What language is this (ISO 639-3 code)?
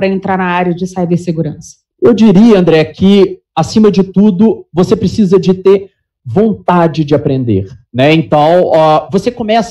por